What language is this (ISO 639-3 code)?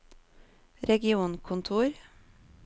nor